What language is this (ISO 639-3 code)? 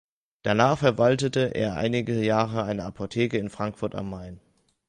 deu